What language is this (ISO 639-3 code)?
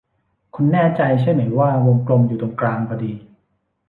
tha